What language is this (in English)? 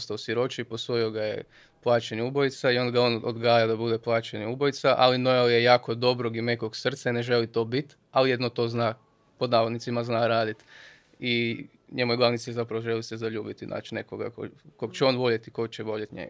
Croatian